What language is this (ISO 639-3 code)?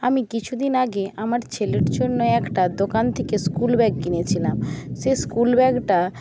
ben